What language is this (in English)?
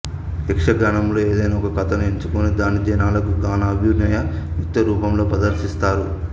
Telugu